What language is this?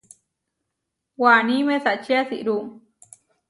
Huarijio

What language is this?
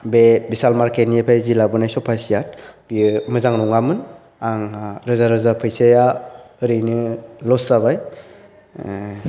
Bodo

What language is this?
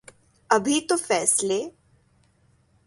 Urdu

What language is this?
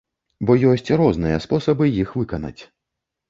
Belarusian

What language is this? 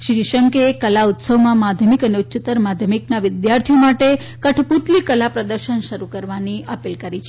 Gujarati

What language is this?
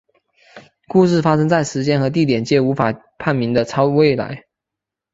Chinese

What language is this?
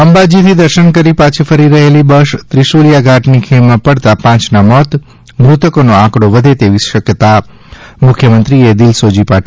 Gujarati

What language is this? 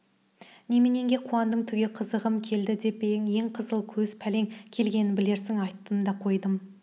Kazakh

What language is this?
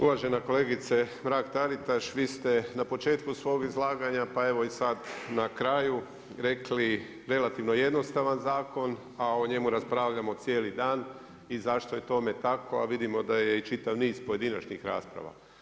Croatian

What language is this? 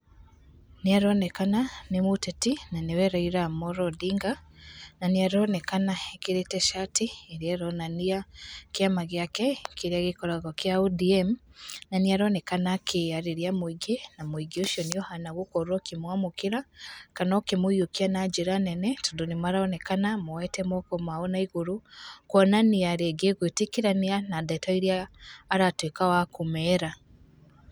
Kikuyu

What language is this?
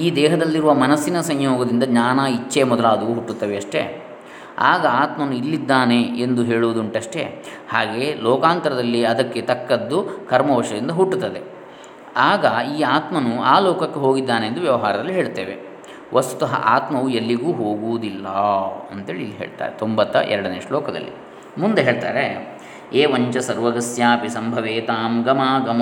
Kannada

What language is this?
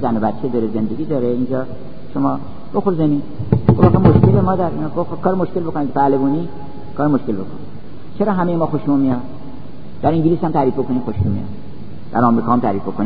Persian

